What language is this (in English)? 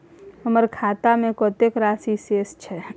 Maithili